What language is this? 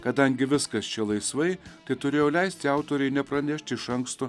Lithuanian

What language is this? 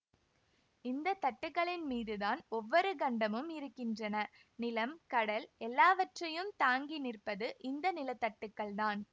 Tamil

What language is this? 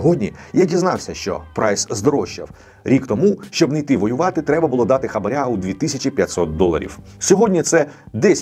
Ukrainian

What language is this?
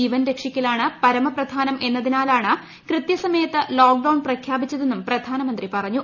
Malayalam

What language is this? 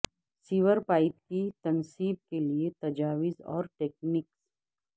Urdu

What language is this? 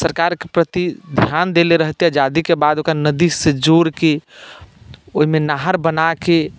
Maithili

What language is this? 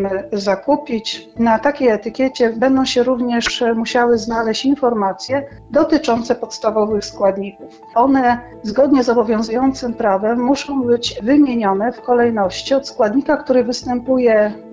Polish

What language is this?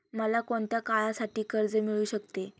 Marathi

